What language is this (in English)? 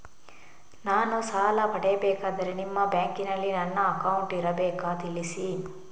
Kannada